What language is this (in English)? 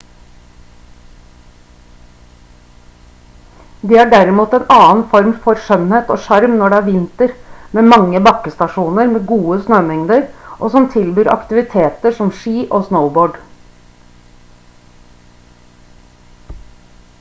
Norwegian Bokmål